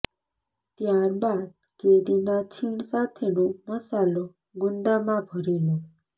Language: Gujarati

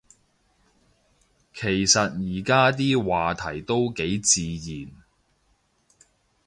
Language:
Cantonese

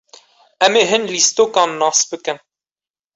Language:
Kurdish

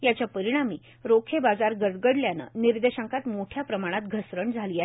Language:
Marathi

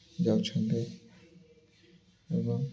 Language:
Odia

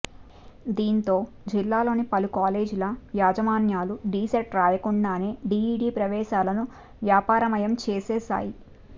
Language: Telugu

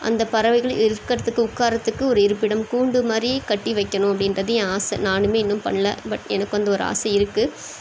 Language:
Tamil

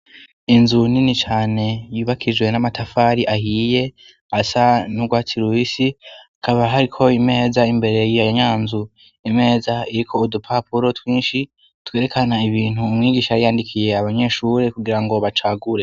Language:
Rundi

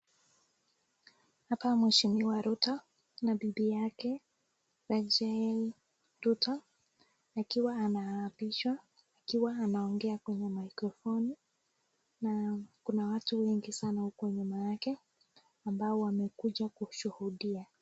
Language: Swahili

